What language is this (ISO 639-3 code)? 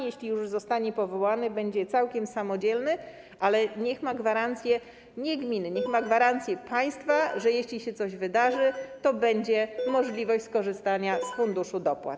pol